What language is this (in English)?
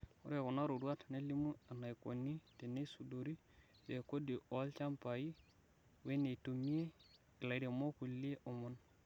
Masai